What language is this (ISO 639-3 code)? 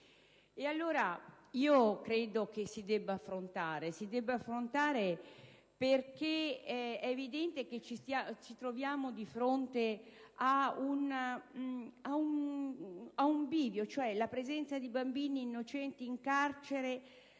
ita